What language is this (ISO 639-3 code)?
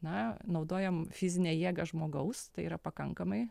lit